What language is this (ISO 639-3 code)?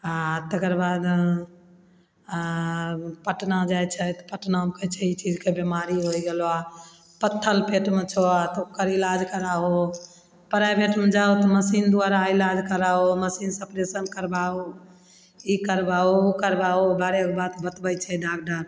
mai